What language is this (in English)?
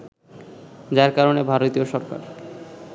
Bangla